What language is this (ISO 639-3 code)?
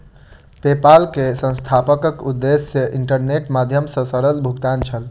mai